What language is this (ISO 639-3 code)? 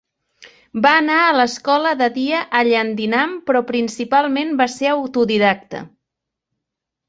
cat